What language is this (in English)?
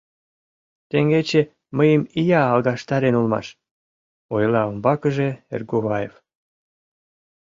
Mari